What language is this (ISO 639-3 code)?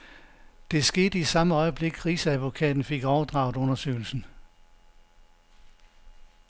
dan